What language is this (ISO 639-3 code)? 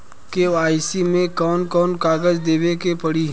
bho